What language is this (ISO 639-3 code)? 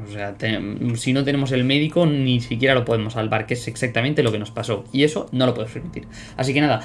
spa